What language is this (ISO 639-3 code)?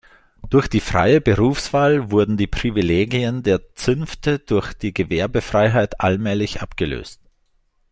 deu